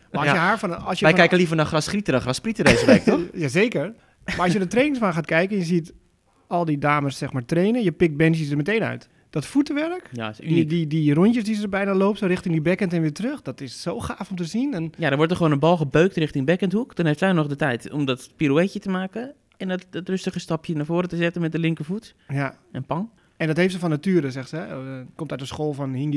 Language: Dutch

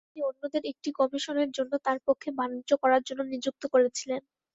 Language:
Bangla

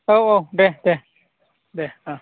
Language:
Bodo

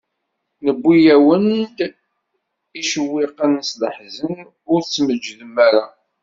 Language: Kabyle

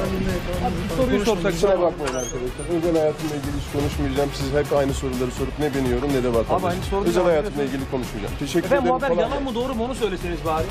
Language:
Turkish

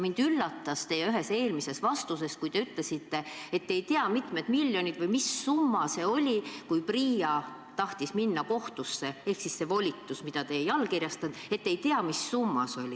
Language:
Estonian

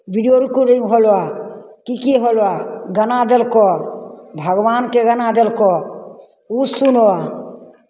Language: Maithili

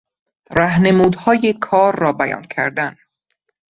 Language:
Persian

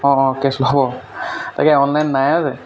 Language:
Assamese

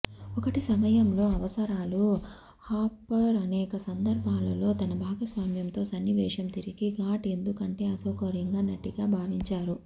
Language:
Telugu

